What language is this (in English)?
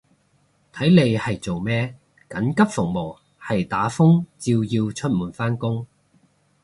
Cantonese